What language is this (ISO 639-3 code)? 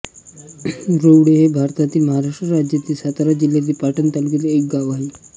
mar